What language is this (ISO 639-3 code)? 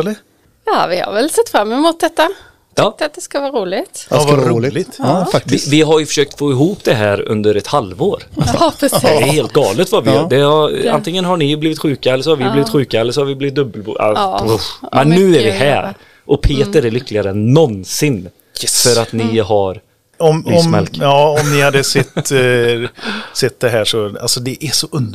swe